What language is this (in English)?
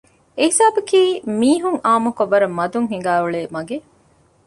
Divehi